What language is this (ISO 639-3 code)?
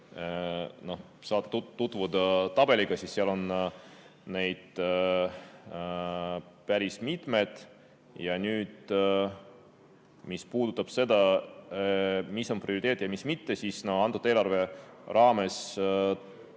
est